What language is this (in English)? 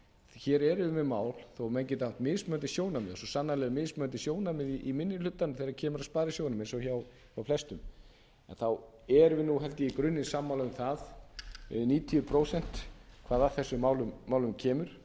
Icelandic